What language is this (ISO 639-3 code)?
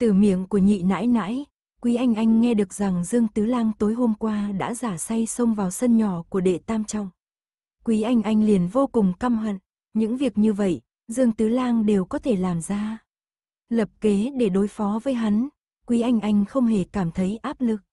vie